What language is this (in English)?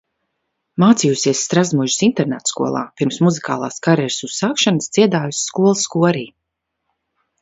Latvian